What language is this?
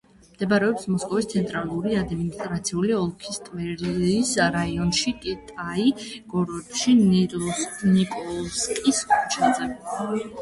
Georgian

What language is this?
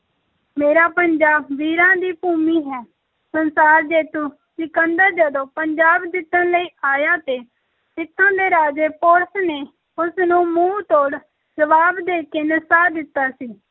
Punjabi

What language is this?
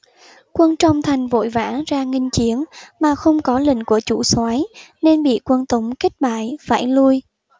Vietnamese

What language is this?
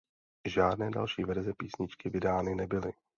Czech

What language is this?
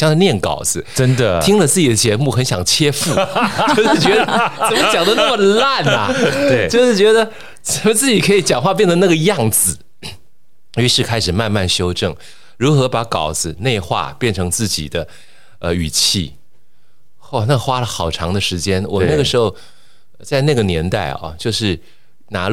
Chinese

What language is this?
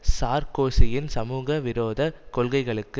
Tamil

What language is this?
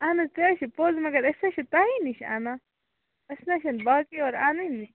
Kashmiri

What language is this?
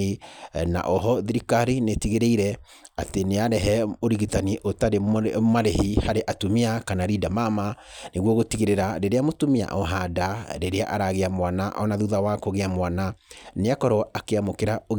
Kikuyu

